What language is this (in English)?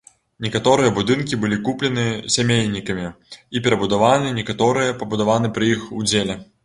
Belarusian